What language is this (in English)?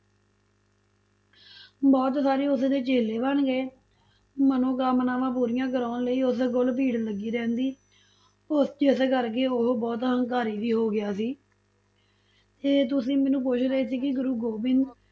Punjabi